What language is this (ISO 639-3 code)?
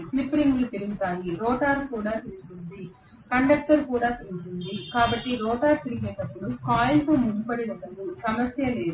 tel